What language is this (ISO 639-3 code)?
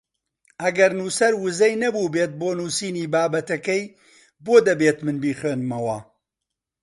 ckb